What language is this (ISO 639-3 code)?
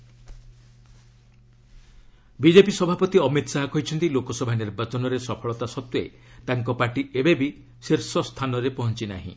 ori